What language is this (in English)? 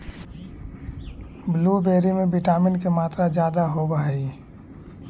Magahi